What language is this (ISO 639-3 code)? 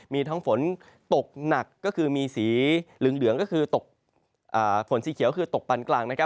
tha